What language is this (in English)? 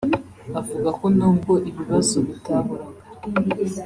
Kinyarwanda